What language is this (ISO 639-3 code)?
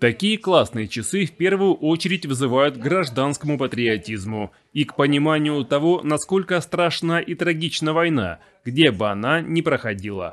rus